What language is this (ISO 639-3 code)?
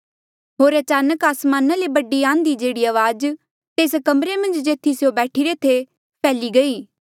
mjl